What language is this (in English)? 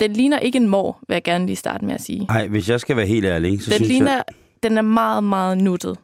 Danish